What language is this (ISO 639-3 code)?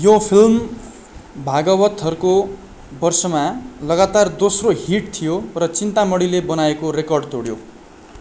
nep